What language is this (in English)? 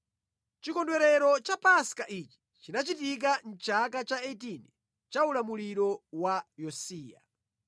Nyanja